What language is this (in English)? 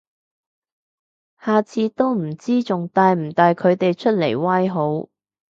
Cantonese